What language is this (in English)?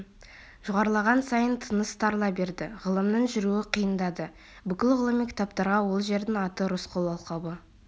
Kazakh